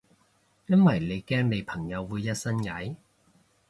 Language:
Cantonese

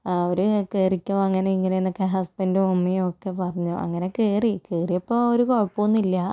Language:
Malayalam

